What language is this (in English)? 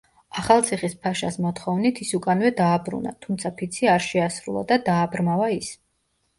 Georgian